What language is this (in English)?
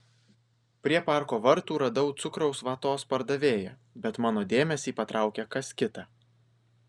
Lithuanian